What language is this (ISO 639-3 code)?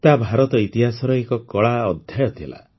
ori